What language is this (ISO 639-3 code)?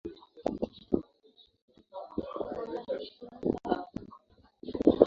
swa